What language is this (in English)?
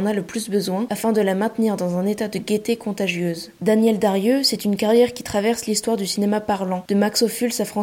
French